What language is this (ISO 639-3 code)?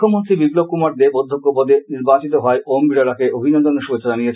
ben